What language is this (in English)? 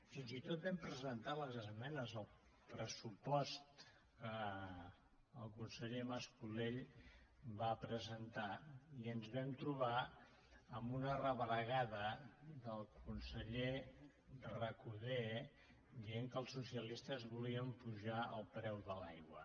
Catalan